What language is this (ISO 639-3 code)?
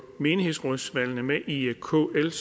dan